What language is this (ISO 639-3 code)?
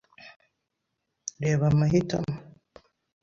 kin